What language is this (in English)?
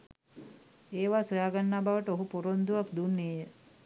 Sinhala